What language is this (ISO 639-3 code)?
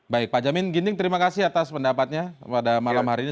ind